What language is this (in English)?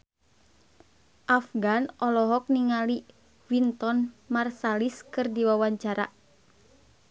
Sundanese